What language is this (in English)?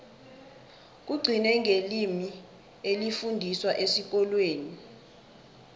South Ndebele